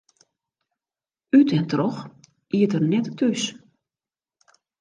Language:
Western Frisian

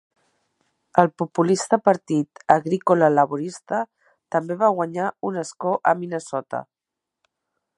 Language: Catalan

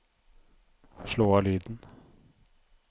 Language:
Norwegian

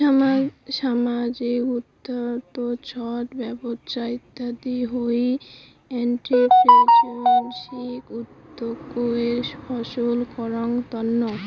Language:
Bangla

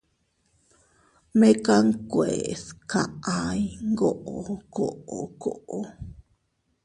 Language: Teutila Cuicatec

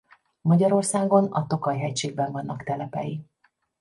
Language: Hungarian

